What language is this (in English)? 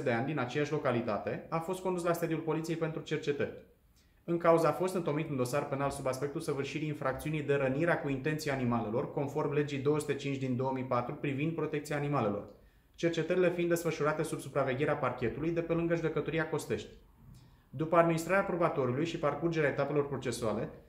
Romanian